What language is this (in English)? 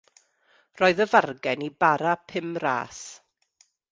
Welsh